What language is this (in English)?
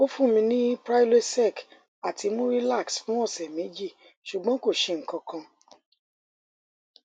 Yoruba